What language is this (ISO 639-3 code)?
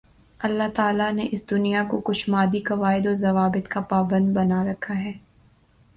urd